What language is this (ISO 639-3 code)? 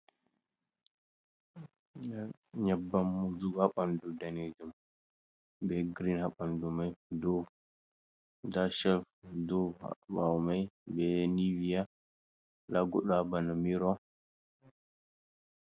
ful